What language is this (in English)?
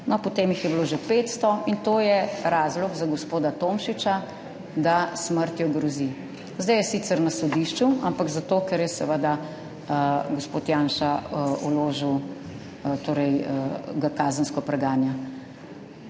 Slovenian